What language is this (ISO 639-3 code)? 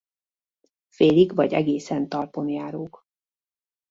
hun